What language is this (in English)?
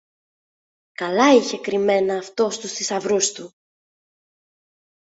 Greek